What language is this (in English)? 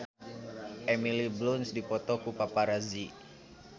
Sundanese